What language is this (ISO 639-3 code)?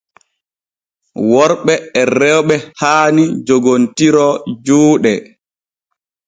fue